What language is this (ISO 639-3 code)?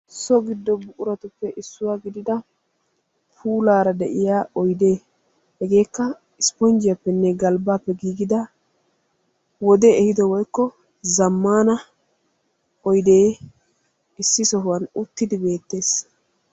wal